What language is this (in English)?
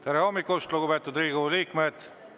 Estonian